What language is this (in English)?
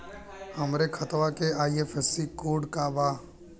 Bhojpuri